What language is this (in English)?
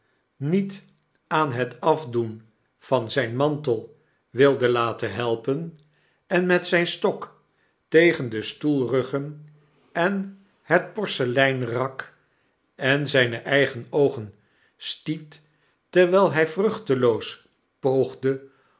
Dutch